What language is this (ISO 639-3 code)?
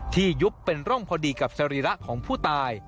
tha